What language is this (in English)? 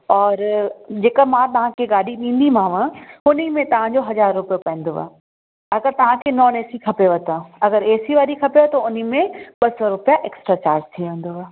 Sindhi